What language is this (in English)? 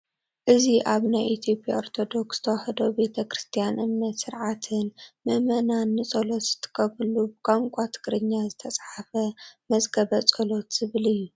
Tigrinya